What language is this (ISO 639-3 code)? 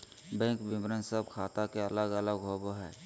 mag